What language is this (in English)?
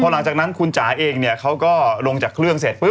Thai